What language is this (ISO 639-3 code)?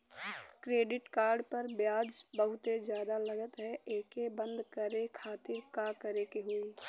bho